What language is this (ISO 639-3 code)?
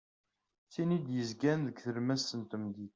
kab